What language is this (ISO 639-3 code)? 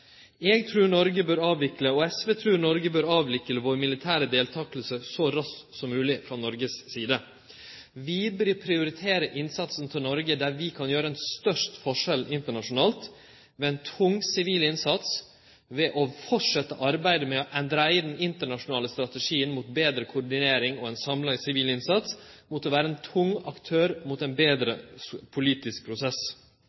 nno